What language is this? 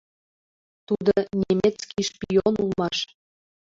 Mari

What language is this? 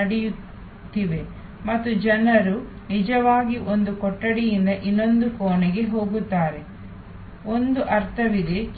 Kannada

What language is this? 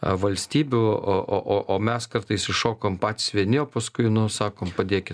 Lithuanian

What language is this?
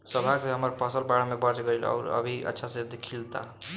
Bhojpuri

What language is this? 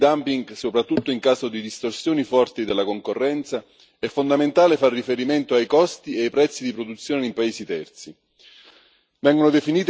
Italian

